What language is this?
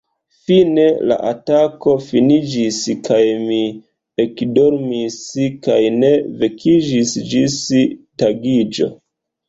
Esperanto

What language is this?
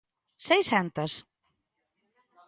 Galician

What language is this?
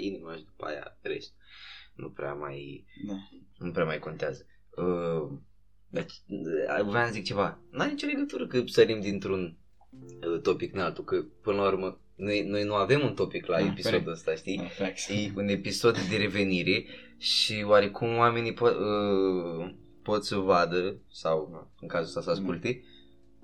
Romanian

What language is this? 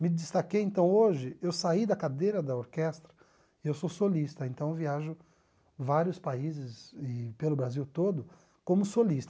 Portuguese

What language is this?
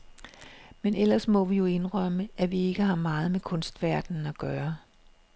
Danish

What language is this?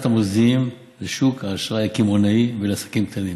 Hebrew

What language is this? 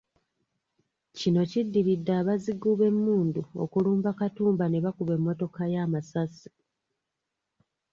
Ganda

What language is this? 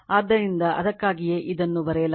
Kannada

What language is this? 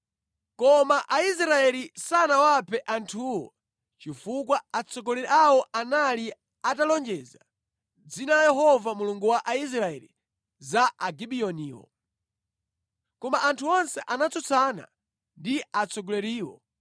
Nyanja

